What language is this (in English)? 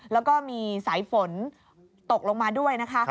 Thai